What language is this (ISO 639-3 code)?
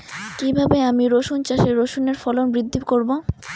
ben